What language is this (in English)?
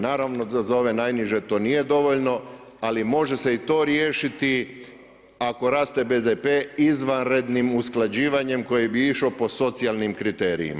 Croatian